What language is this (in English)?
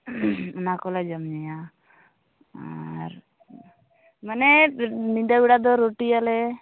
Santali